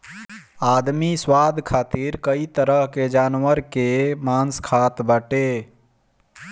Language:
Bhojpuri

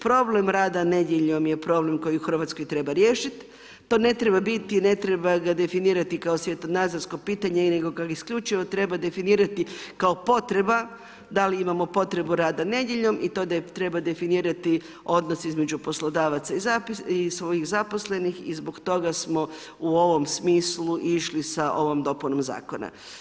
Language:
Croatian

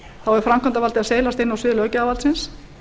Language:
Icelandic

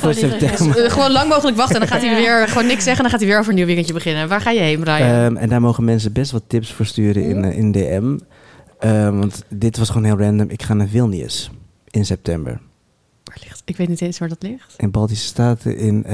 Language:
Dutch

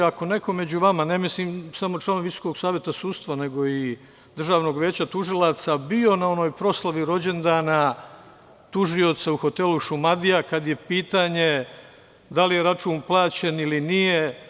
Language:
Serbian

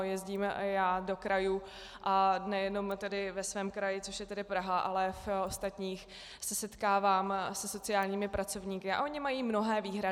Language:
Czech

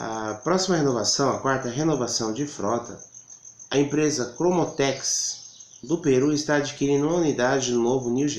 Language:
Portuguese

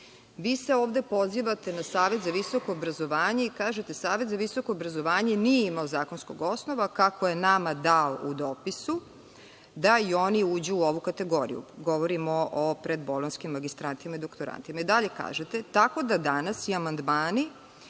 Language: Serbian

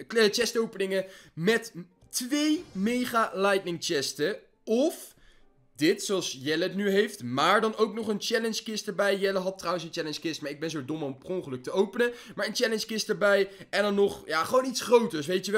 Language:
Dutch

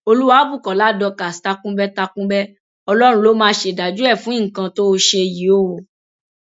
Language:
Yoruba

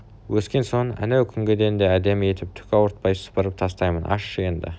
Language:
Kazakh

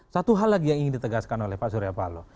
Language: Indonesian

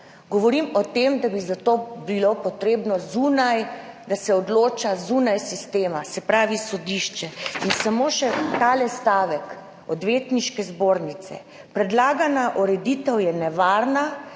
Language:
Slovenian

